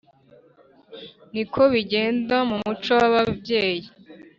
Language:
Kinyarwanda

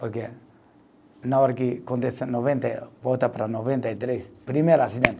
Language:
Portuguese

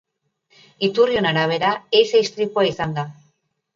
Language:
Basque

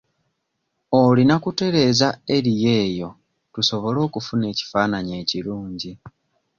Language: Ganda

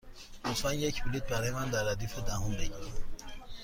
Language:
Persian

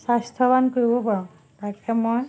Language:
Assamese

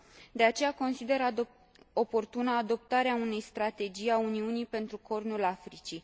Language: Romanian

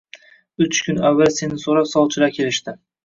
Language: Uzbek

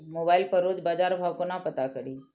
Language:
Maithili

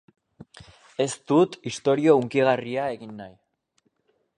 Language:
Basque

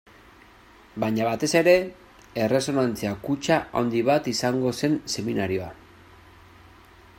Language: Basque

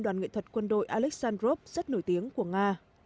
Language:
Vietnamese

